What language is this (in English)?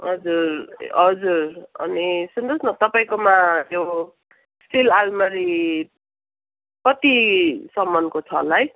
Nepali